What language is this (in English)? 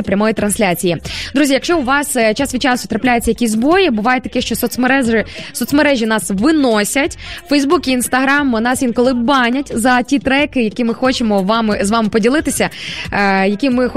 Ukrainian